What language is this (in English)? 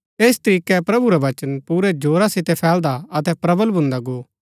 Gaddi